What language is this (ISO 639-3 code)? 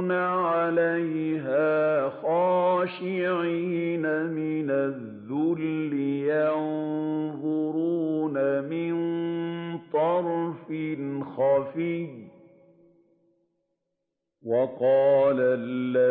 ara